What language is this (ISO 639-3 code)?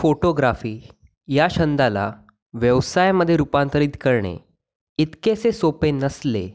mar